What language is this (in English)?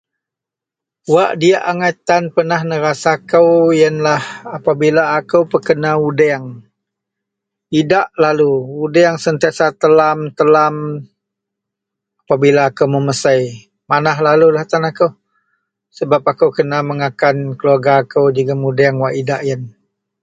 Central Melanau